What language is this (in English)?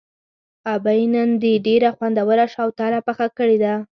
Pashto